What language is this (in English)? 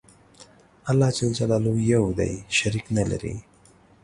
Pashto